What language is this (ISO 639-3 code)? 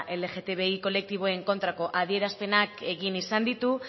eus